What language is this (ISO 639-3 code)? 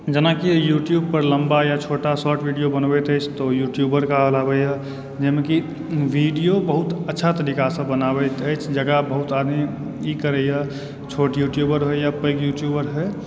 mai